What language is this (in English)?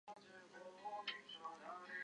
Chinese